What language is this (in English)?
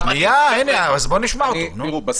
Hebrew